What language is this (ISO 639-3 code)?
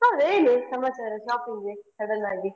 kan